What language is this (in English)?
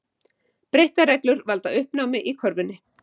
Icelandic